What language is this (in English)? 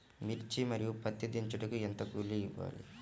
Telugu